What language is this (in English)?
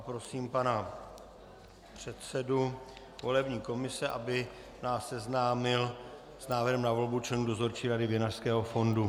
Czech